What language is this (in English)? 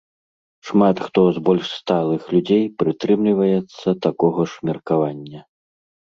Belarusian